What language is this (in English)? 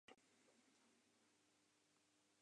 Western Frisian